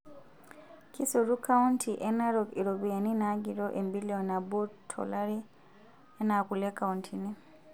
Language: Masai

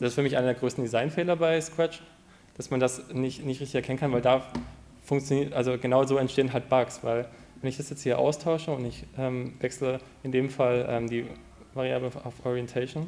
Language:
German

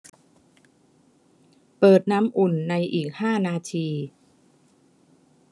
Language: Thai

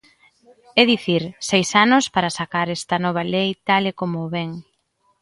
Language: Galician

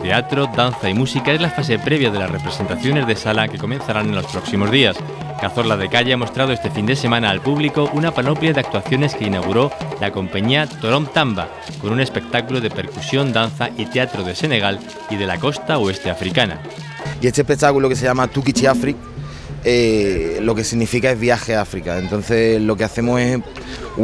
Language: Spanish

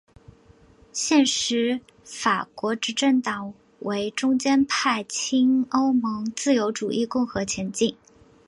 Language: Chinese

